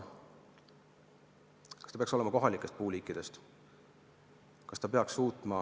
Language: Estonian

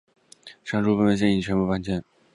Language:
Chinese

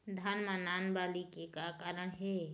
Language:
Chhattisgarhi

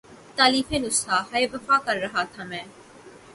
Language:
Urdu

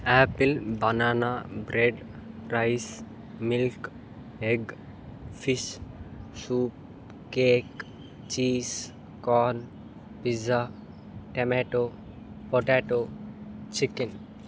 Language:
Telugu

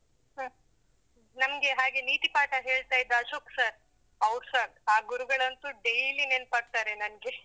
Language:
Kannada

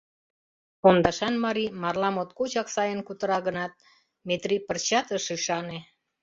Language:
Mari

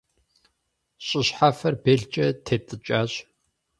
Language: Kabardian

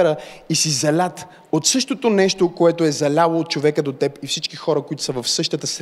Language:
Bulgarian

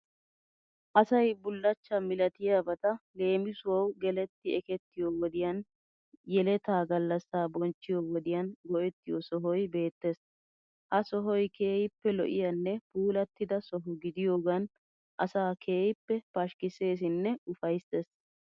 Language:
Wolaytta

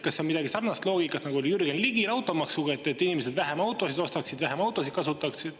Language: Estonian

